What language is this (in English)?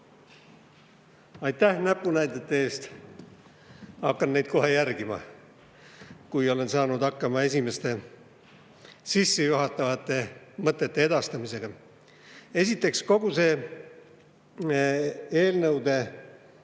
Estonian